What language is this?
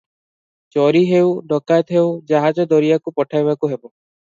Odia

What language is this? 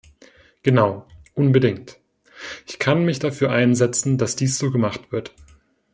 German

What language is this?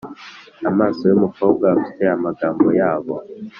Kinyarwanda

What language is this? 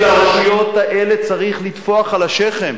Hebrew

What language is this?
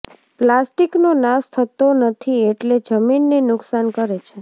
Gujarati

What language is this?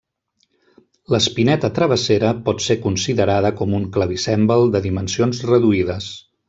Catalan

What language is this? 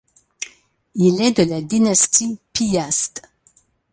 French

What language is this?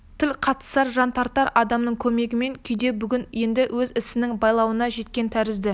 Kazakh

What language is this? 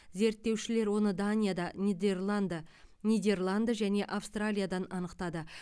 Kazakh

